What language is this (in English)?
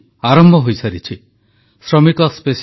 Odia